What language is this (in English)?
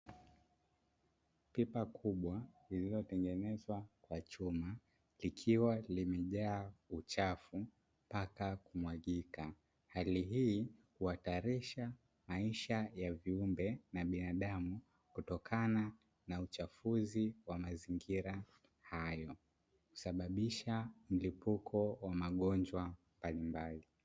Swahili